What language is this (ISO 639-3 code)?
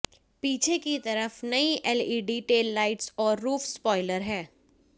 hin